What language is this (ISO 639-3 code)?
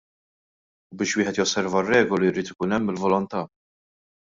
mlt